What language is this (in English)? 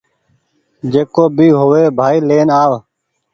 Goaria